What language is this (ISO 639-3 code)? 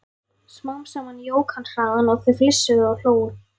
isl